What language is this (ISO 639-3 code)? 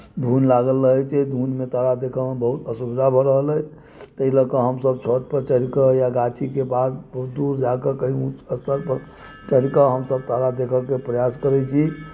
mai